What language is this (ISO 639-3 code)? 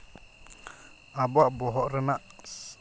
sat